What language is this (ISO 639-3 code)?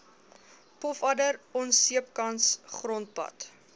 afr